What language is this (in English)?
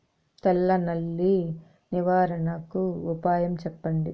Telugu